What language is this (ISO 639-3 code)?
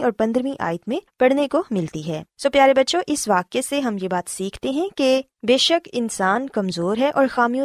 urd